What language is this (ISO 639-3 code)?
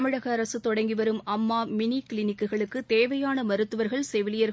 tam